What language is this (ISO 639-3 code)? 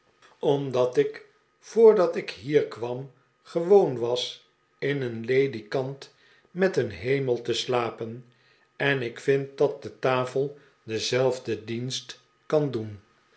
nld